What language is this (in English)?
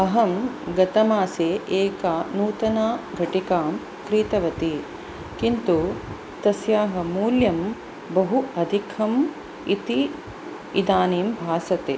Sanskrit